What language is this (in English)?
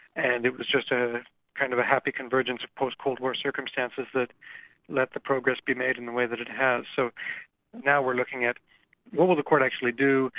English